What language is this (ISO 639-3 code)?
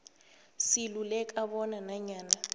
nbl